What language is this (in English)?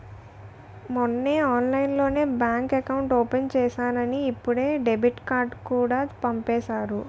Telugu